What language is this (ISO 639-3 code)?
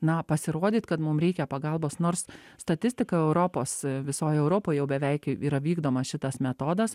lit